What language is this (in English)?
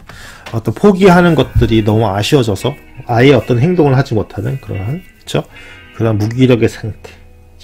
Korean